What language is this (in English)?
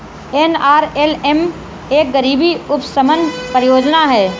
Hindi